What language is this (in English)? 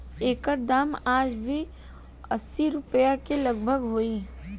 Bhojpuri